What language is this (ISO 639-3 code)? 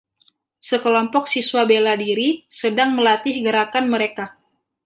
ind